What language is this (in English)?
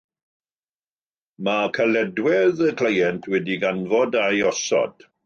Welsh